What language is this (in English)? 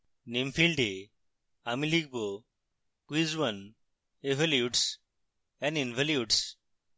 Bangla